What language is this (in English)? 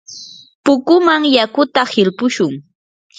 Yanahuanca Pasco Quechua